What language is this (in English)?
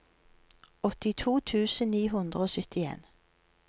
Norwegian